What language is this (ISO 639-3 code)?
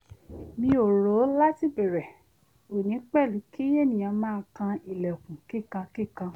yor